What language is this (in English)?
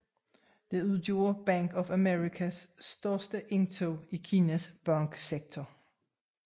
Danish